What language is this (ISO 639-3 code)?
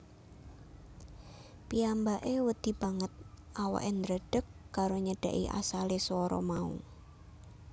jav